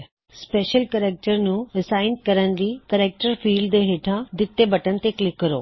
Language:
Punjabi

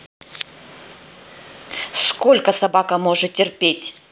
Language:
Russian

